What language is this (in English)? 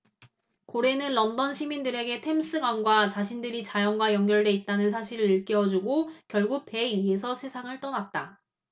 Korean